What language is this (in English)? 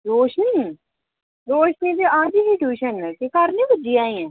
Dogri